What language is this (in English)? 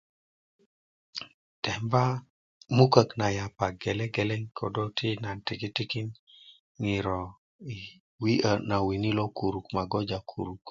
Kuku